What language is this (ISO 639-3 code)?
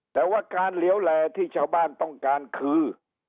tha